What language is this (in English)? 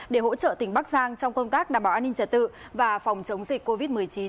Vietnamese